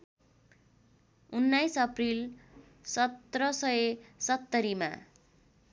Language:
Nepali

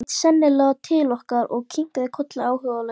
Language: Icelandic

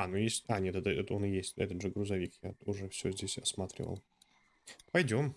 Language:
Russian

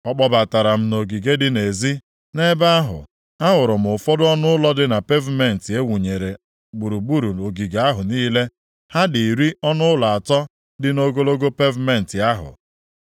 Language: Igbo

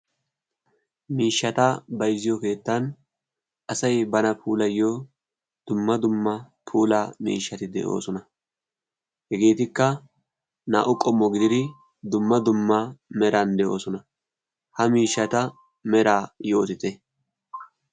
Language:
Wolaytta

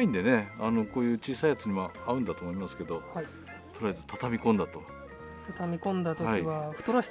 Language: Japanese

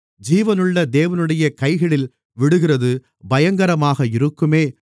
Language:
Tamil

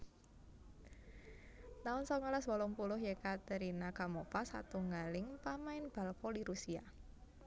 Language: Javanese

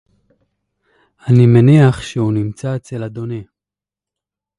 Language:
Hebrew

